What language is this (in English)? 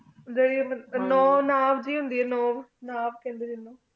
Punjabi